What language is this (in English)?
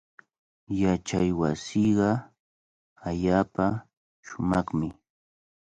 Cajatambo North Lima Quechua